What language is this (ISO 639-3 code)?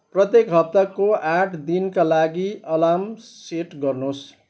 nep